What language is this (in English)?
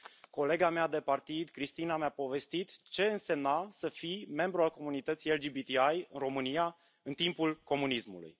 Romanian